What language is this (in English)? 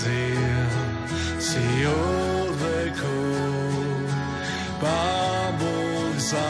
Slovak